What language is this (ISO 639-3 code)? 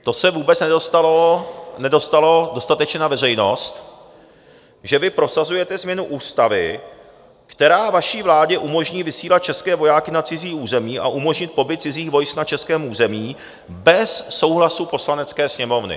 ces